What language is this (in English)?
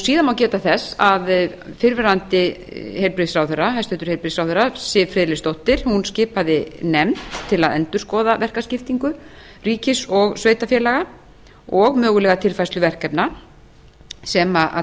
Icelandic